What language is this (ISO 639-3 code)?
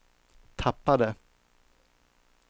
swe